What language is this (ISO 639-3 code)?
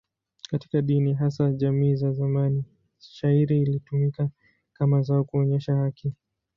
swa